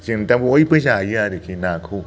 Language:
Bodo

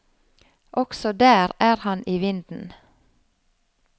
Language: Norwegian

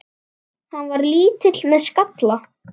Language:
Icelandic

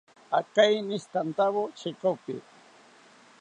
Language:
South Ucayali Ashéninka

